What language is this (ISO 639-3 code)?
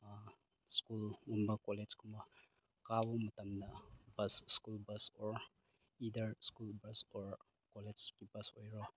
mni